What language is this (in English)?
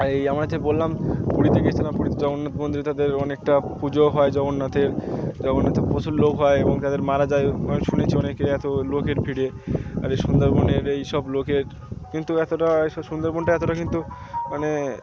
Bangla